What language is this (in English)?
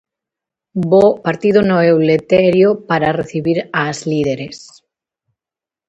Galician